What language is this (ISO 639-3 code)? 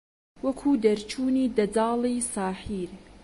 ckb